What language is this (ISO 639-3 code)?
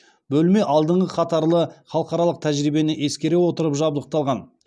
kaz